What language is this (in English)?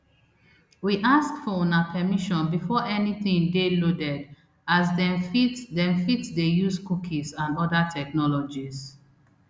Nigerian Pidgin